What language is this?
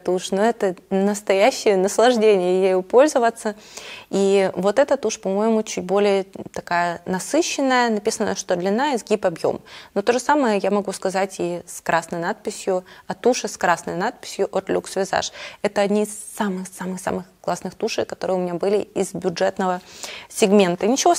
Russian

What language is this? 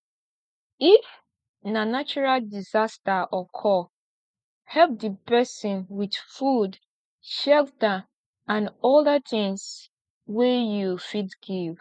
Nigerian Pidgin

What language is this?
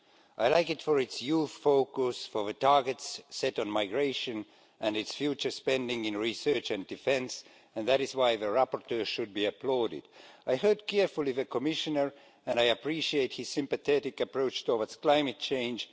English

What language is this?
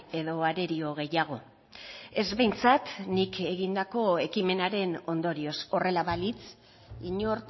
Basque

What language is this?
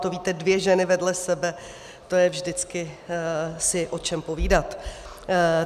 Czech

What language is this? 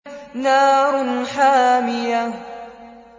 Arabic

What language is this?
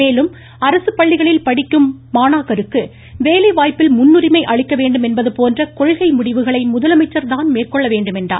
Tamil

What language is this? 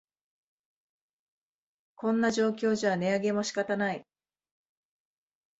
Japanese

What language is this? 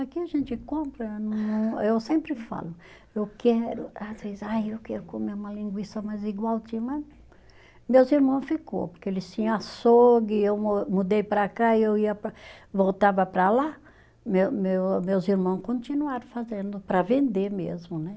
Portuguese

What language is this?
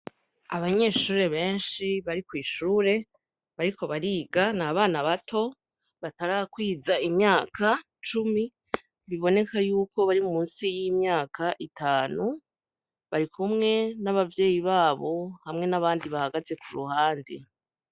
Rundi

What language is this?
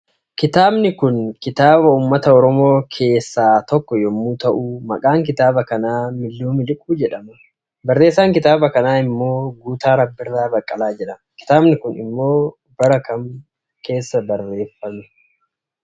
Oromo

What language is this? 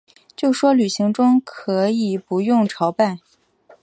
Chinese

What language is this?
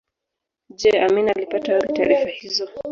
Swahili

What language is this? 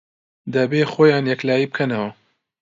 Central Kurdish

